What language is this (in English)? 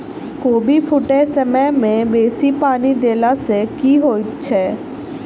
Maithili